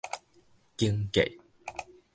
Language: Min Nan Chinese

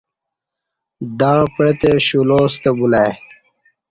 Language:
Kati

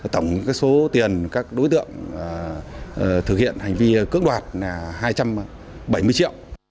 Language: Vietnamese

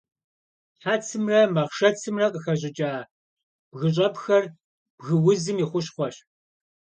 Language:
Kabardian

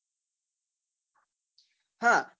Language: Gujarati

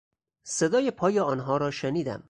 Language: Persian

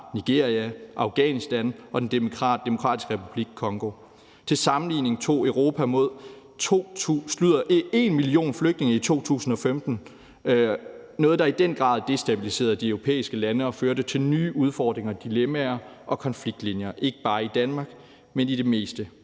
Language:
Danish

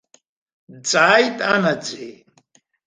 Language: Abkhazian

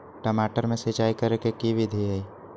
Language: Magahi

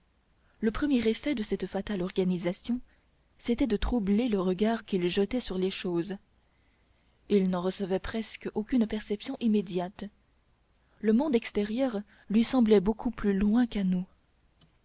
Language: French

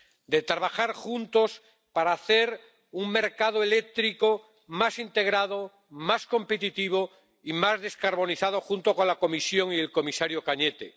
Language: Spanish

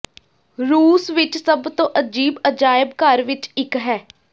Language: Punjabi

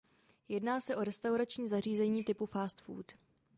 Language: Czech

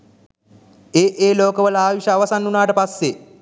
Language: Sinhala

